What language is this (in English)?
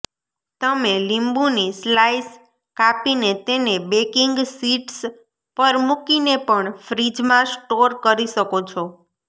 Gujarati